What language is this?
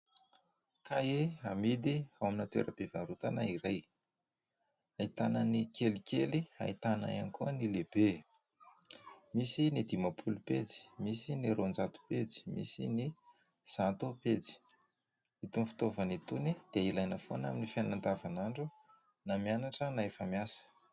Malagasy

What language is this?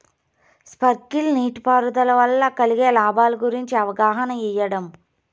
Telugu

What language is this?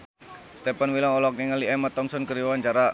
Sundanese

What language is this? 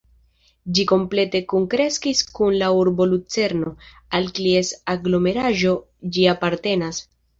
Esperanto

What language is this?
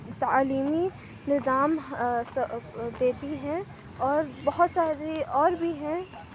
Urdu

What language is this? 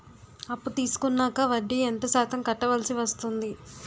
Telugu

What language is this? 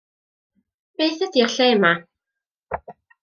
Welsh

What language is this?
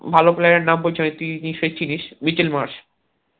Bangla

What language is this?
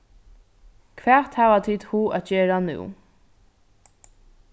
Faroese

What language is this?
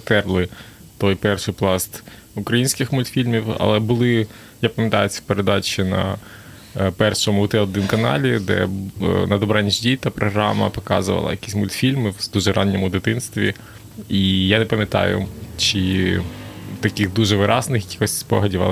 Ukrainian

